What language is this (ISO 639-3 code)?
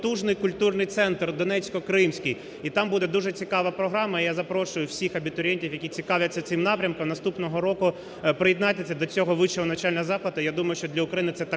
ukr